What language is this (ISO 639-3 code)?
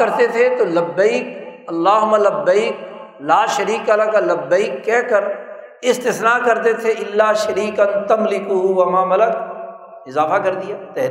urd